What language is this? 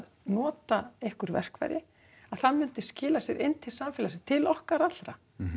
Icelandic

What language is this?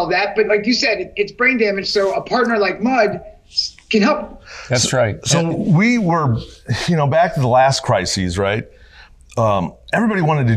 English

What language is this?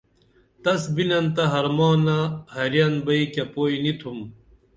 Dameli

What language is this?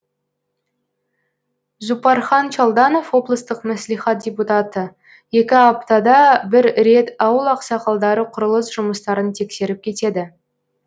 Kazakh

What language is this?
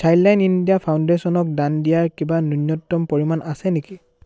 Assamese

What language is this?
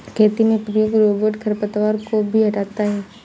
Hindi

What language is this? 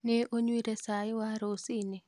Kikuyu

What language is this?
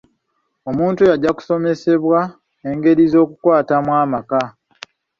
Ganda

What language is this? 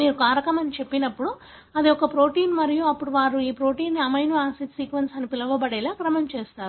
Telugu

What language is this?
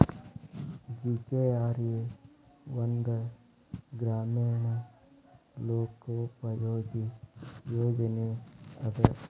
Kannada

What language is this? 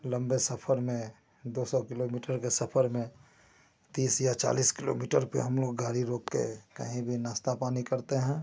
Hindi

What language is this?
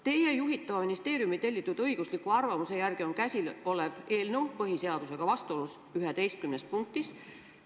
Estonian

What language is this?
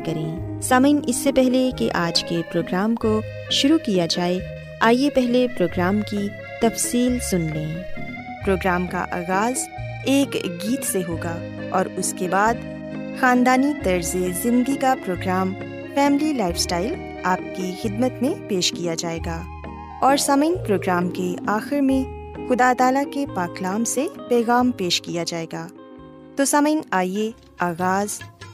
Urdu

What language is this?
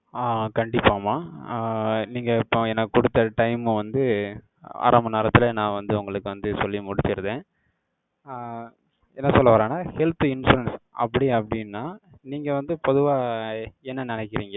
Tamil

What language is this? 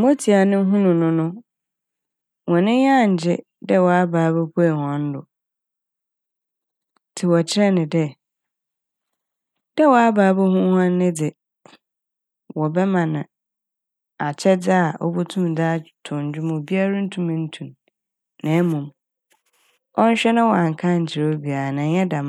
Akan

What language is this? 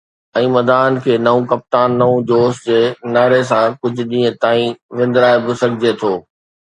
Sindhi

